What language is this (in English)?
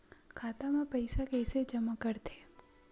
Chhattisgarhi